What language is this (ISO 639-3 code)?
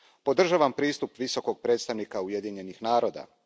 hrv